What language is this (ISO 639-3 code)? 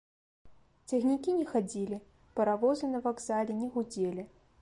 bel